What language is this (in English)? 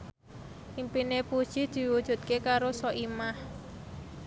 Javanese